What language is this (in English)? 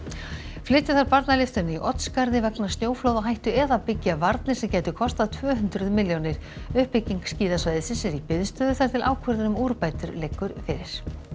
Icelandic